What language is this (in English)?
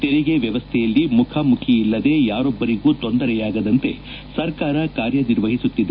Kannada